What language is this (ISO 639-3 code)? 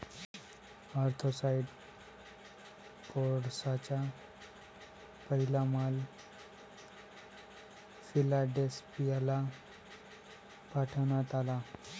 mar